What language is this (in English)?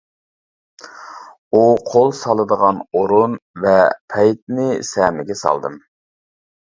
Uyghur